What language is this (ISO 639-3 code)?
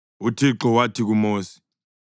nde